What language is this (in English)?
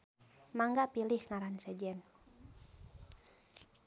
Sundanese